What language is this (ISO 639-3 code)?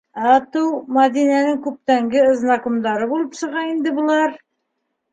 bak